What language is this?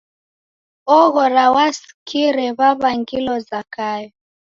Taita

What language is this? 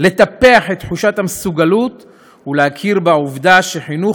Hebrew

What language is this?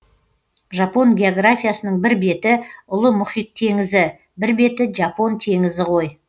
Kazakh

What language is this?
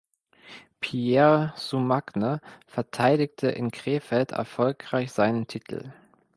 German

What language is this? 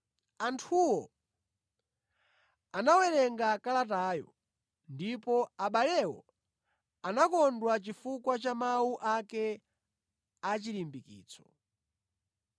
Nyanja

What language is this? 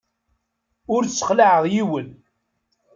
Kabyle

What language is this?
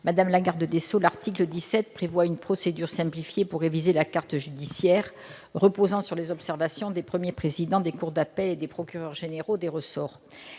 French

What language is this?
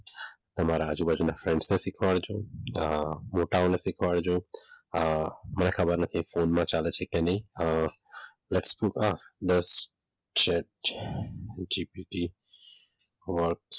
Gujarati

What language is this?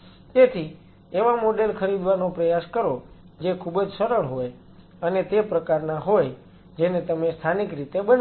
Gujarati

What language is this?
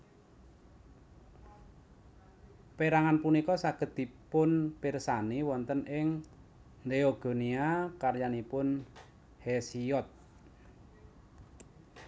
Javanese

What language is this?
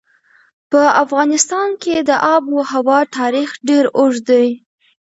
Pashto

